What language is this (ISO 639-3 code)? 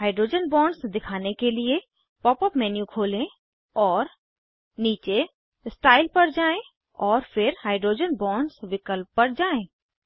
hin